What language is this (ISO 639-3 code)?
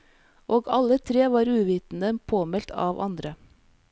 nor